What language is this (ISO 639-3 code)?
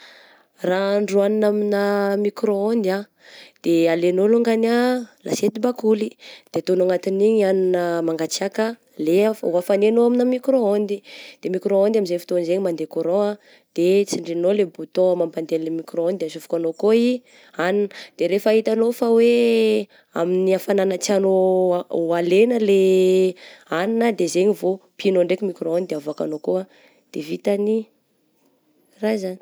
bzc